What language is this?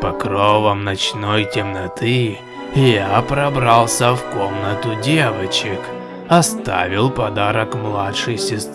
Russian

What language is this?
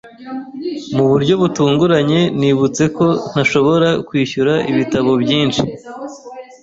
Kinyarwanda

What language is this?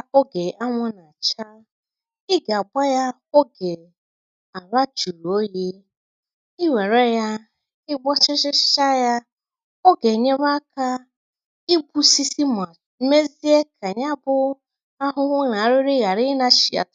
Igbo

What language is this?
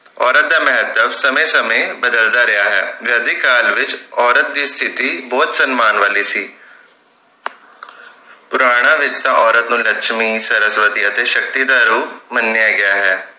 Punjabi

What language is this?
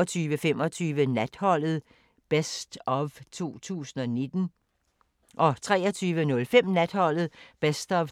Danish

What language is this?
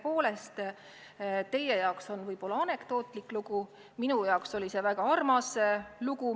Estonian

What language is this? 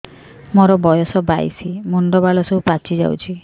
Odia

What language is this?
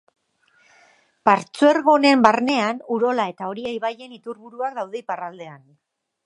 Basque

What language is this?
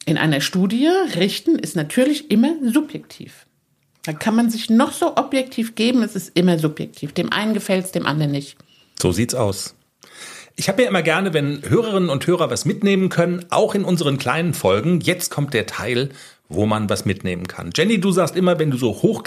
German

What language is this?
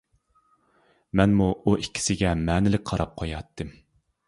Uyghur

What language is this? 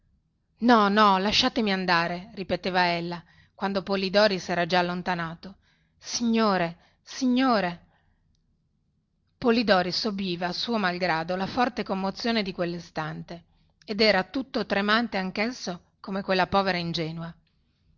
Italian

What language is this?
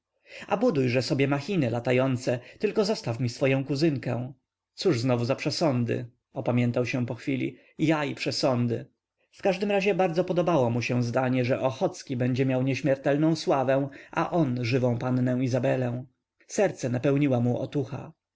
Polish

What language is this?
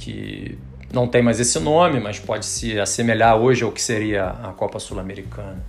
Portuguese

